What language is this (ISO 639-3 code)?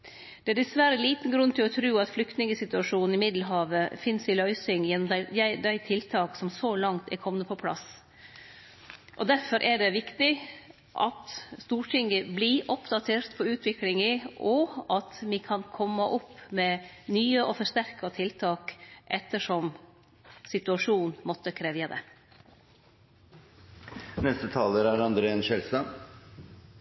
nno